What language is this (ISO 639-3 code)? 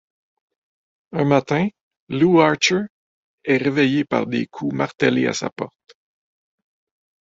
fra